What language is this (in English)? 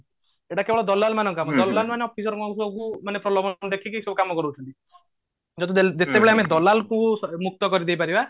Odia